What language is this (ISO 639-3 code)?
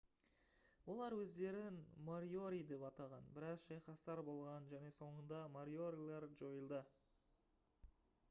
kaz